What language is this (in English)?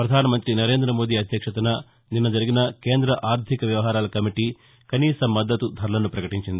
Telugu